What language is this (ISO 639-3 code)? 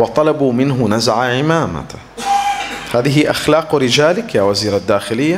ara